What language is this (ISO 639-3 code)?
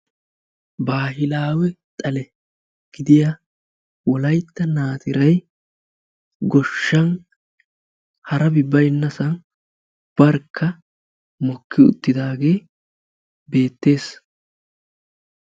wal